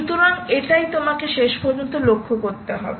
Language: Bangla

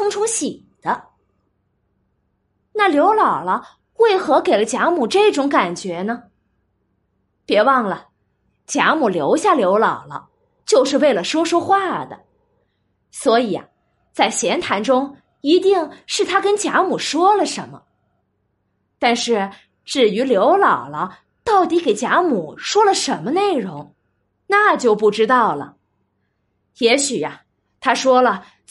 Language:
Chinese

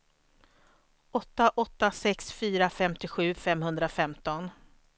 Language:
Swedish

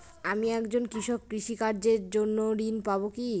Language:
Bangla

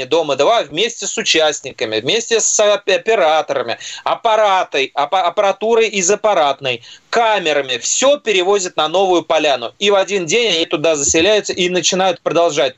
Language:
Russian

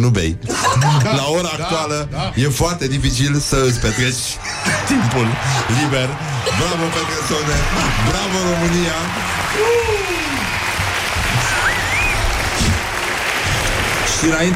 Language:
Romanian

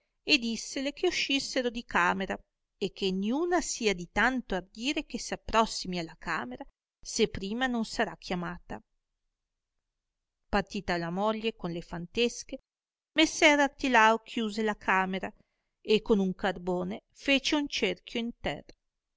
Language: Italian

